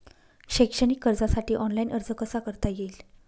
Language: Marathi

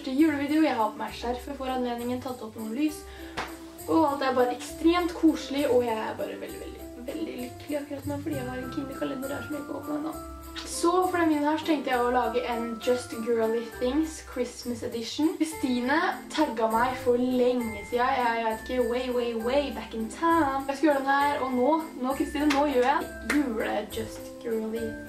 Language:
Norwegian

